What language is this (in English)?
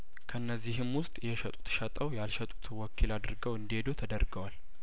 Amharic